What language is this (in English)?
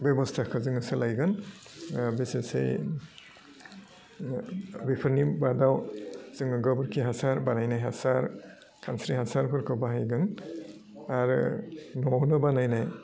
Bodo